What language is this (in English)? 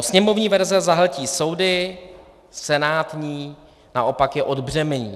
Czech